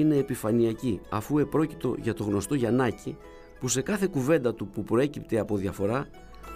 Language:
Greek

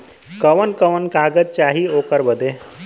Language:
Bhojpuri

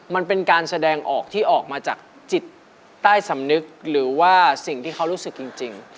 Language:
Thai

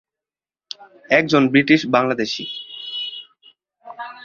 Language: Bangla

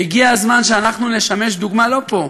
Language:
Hebrew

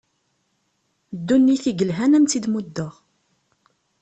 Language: Kabyle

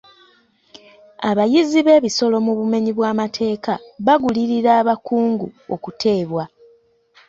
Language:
Ganda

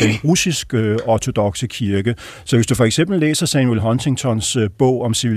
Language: Danish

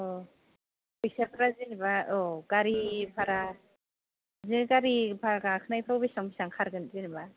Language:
Bodo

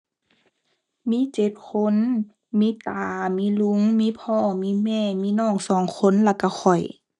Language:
Thai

